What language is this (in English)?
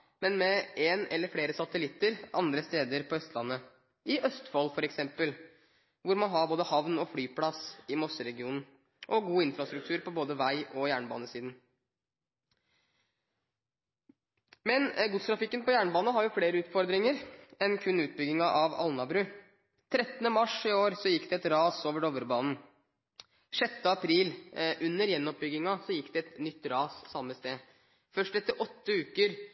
Norwegian Bokmål